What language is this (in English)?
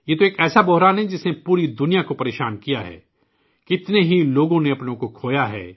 Urdu